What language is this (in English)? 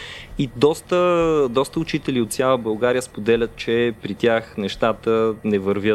Bulgarian